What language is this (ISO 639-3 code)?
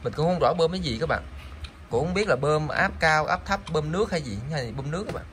vie